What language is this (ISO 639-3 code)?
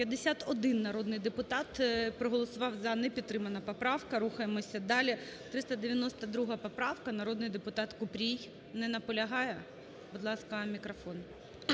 ukr